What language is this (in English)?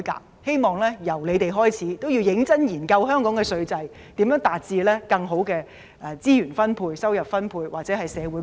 Cantonese